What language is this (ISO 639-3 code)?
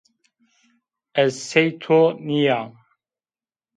zza